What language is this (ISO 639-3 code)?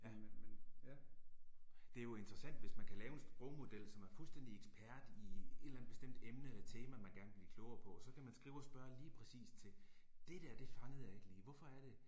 dan